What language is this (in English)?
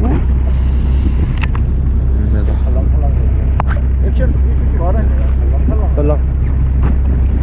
Korean